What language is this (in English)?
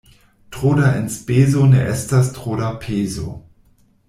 Esperanto